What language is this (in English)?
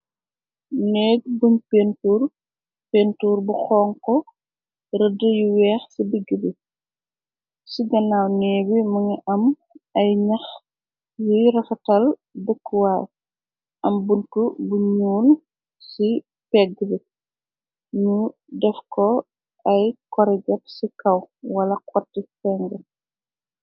Wolof